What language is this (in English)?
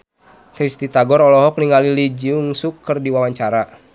Sundanese